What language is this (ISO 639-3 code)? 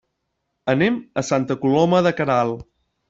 cat